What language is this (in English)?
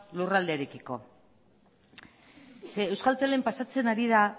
Basque